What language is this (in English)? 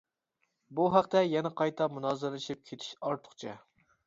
Uyghur